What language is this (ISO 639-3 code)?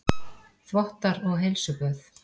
isl